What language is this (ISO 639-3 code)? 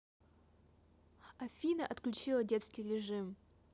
rus